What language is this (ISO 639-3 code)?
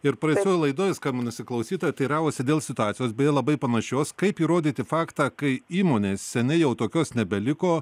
lit